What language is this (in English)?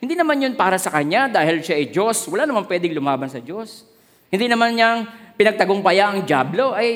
Filipino